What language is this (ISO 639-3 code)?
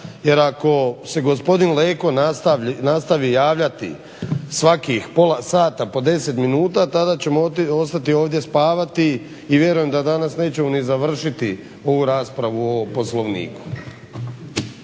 hrv